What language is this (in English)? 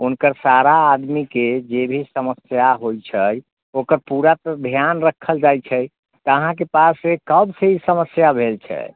Maithili